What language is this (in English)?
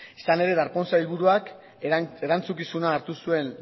Basque